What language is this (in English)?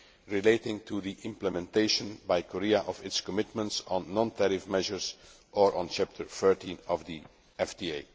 English